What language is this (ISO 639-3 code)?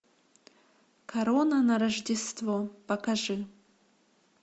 rus